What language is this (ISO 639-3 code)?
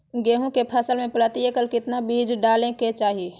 mag